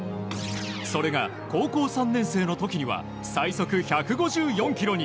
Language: Japanese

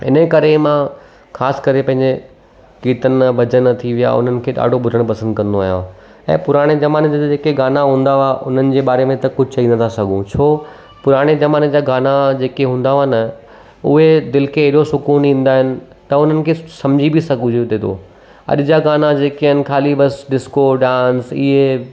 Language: Sindhi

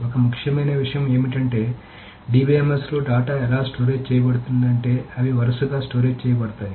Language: Telugu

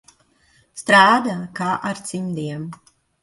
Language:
Latvian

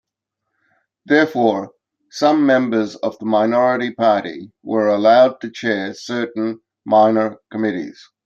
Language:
English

